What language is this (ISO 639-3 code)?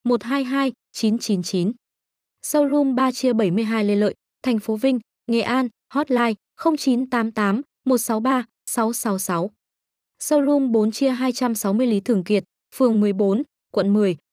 vie